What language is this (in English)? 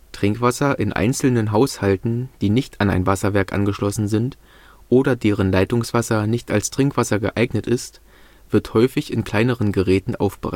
German